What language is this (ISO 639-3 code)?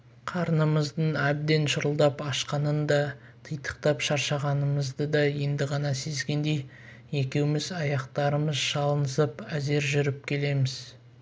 kaz